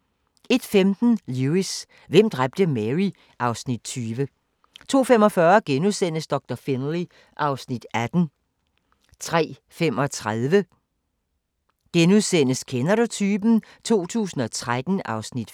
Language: Danish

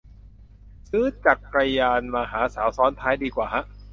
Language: Thai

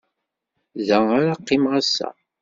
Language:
Kabyle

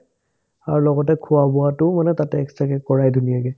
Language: Assamese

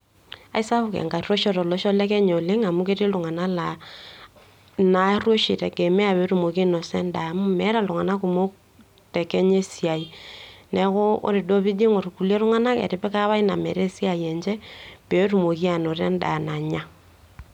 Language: Masai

